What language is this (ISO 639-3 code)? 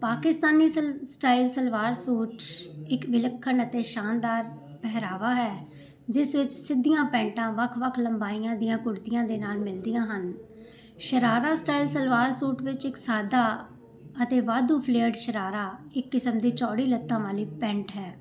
pan